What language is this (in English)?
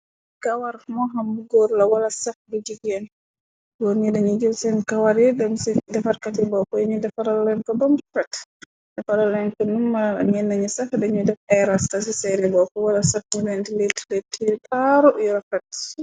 Wolof